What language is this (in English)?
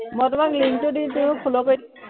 Assamese